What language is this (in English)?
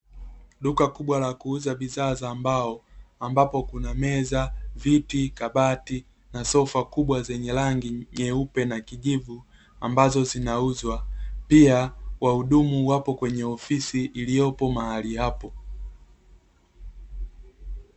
Swahili